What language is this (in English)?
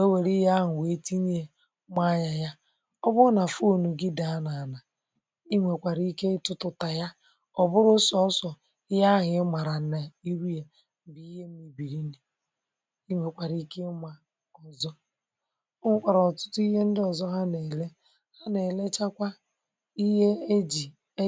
Igbo